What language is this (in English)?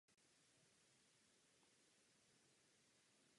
Czech